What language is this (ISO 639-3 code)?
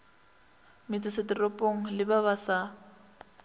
nso